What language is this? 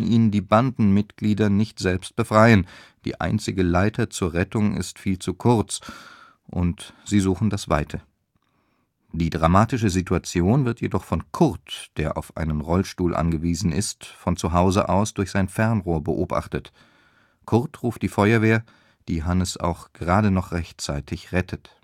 German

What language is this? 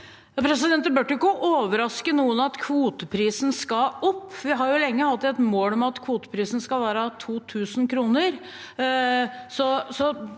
Norwegian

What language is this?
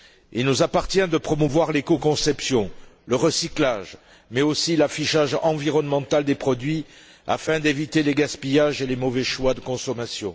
French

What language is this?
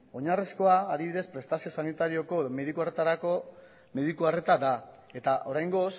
Basque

